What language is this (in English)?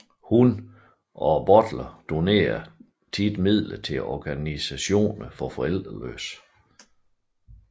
Danish